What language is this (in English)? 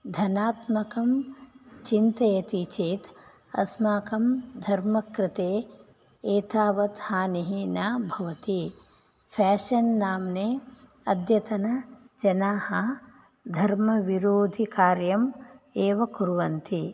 Sanskrit